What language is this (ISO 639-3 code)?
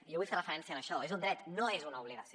cat